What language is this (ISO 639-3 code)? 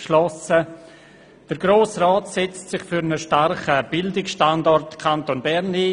gsw